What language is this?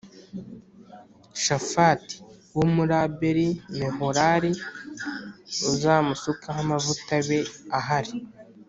Kinyarwanda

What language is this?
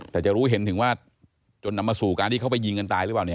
Thai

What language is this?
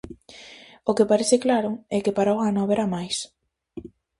Galician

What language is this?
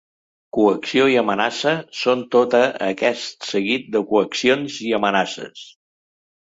Catalan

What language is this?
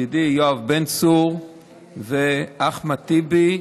Hebrew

